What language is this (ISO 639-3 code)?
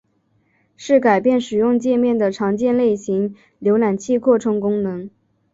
zho